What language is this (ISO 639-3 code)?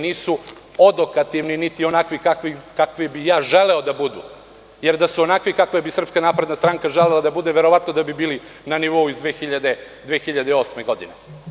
srp